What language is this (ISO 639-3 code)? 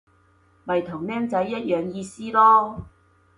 yue